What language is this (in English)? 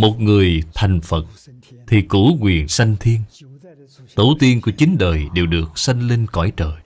Vietnamese